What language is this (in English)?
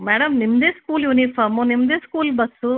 Kannada